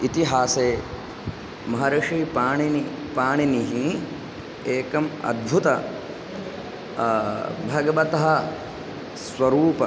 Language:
Sanskrit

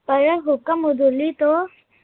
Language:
Punjabi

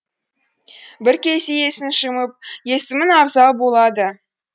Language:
Kazakh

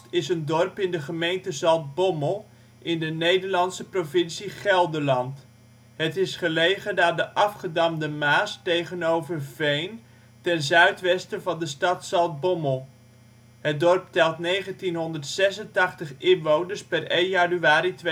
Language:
Dutch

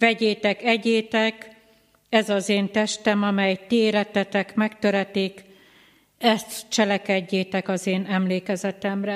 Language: Hungarian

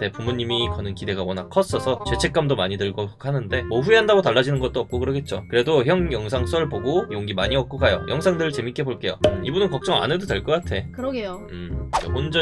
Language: Korean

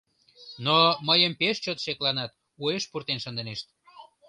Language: Mari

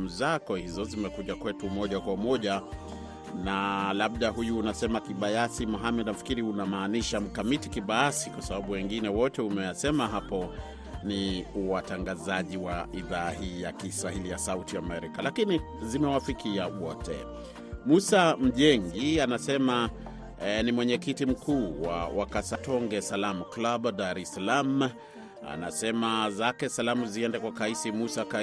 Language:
Swahili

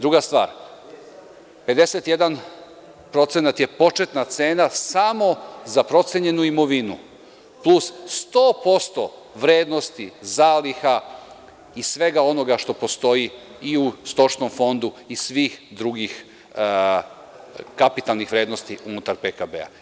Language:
Serbian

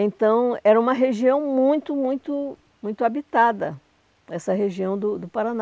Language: Portuguese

